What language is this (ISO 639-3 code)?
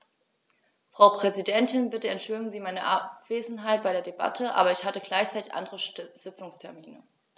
deu